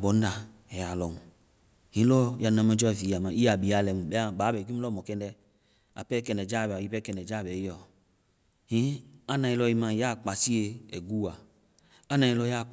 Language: Vai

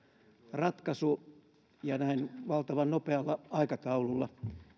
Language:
Finnish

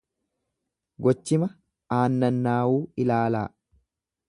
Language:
Oromo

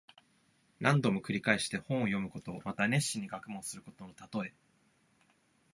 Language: Japanese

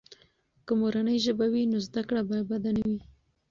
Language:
Pashto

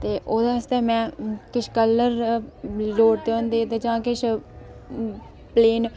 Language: Dogri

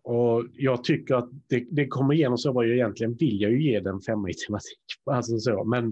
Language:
Swedish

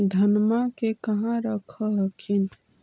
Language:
Magahi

